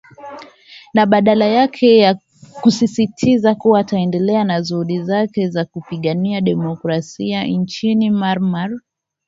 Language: Swahili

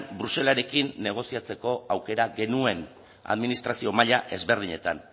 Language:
Basque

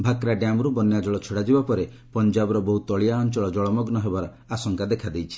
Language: Odia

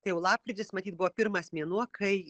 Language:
Lithuanian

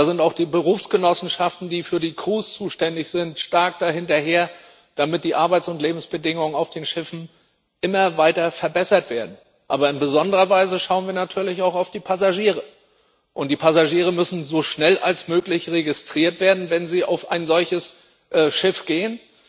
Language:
German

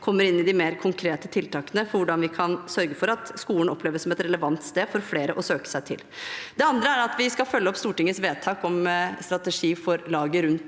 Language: Norwegian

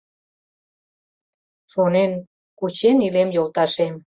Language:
Mari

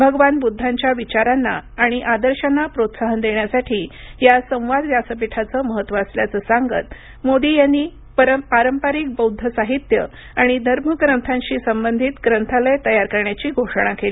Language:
Marathi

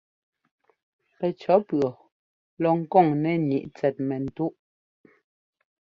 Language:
Ngomba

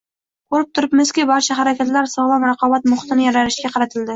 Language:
Uzbek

